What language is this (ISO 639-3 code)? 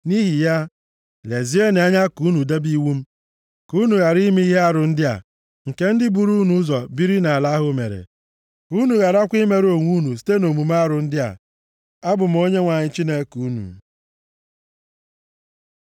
ibo